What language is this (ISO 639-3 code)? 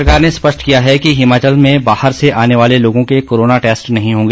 hin